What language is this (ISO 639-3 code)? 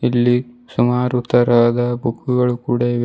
kan